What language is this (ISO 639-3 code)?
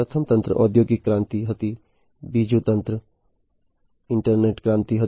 guj